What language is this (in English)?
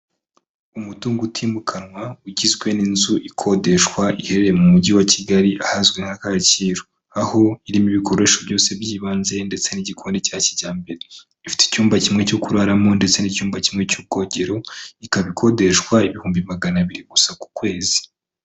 Kinyarwanda